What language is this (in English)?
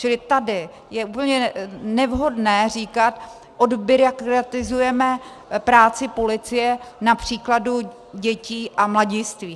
Czech